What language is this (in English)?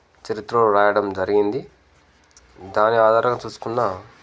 Telugu